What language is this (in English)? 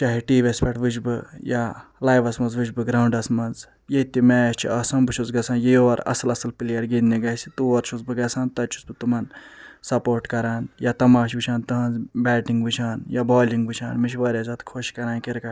Kashmiri